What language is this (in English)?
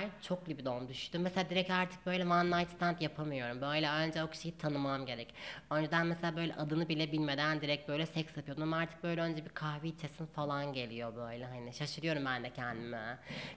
Turkish